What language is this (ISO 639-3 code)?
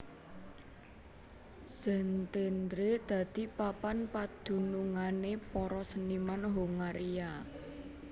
jav